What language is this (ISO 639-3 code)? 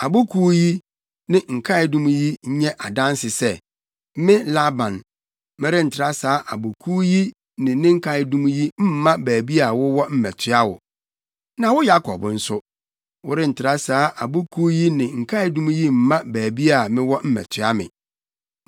aka